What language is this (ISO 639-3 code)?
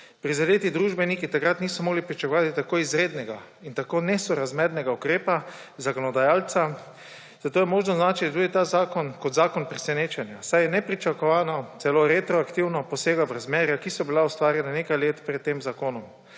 slv